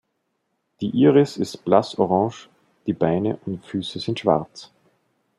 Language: German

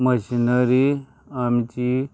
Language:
Konkani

